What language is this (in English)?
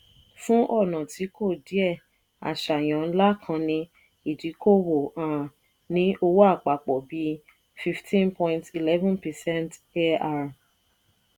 Yoruba